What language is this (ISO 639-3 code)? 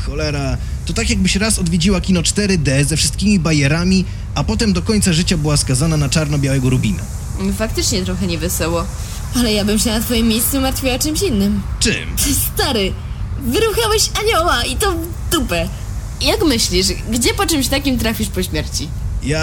pol